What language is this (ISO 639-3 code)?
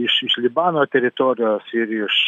lit